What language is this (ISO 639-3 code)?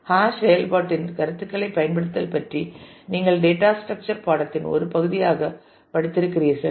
tam